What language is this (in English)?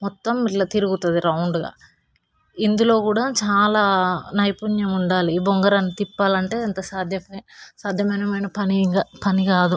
Telugu